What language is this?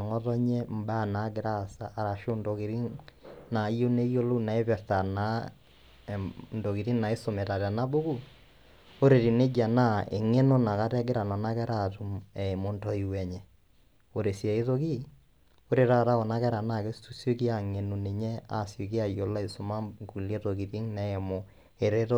Masai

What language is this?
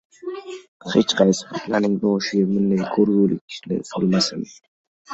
Uzbek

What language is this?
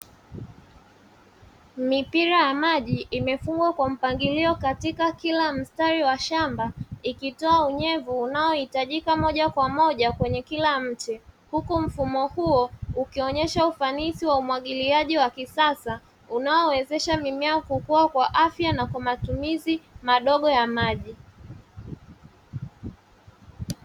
Swahili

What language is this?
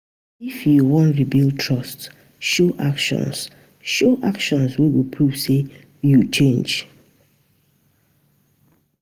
Nigerian Pidgin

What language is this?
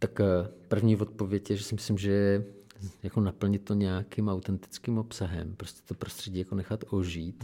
Czech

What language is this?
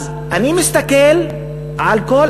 Hebrew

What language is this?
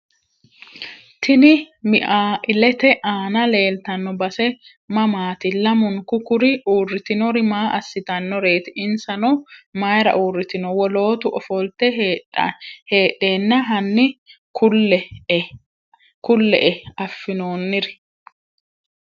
Sidamo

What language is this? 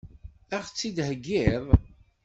Kabyle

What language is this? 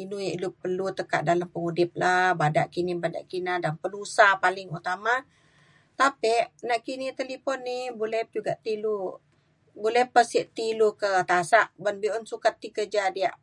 Mainstream Kenyah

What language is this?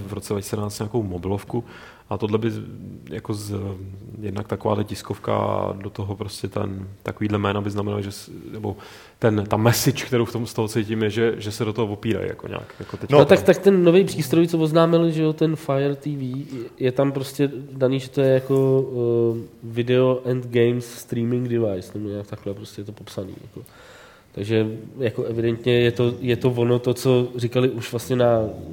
Czech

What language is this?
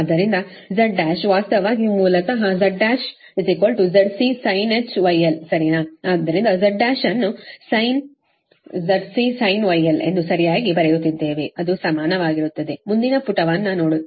Kannada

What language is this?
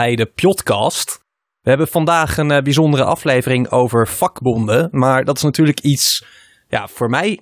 Dutch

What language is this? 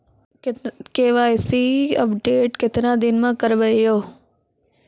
Maithili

